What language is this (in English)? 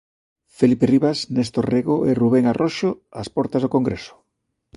Galician